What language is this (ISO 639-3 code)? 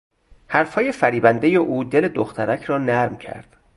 fas